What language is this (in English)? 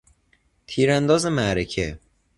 Persian